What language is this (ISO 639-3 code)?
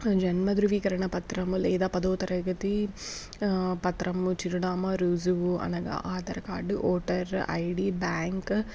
tel